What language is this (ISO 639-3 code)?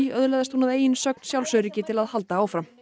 isl